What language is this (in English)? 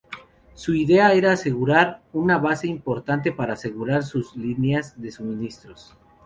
Spanish